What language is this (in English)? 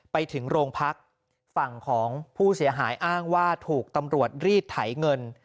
Thai